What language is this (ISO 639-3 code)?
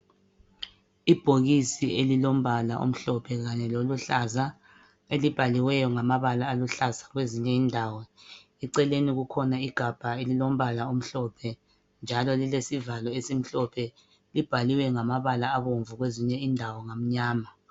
nde